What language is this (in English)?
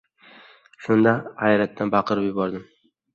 Uzbek